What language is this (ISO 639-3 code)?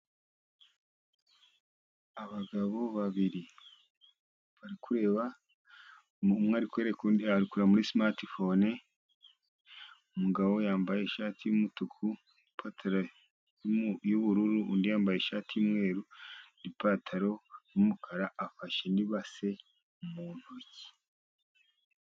kin